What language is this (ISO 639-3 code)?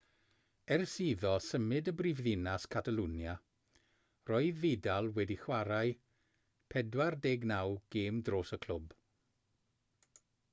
cym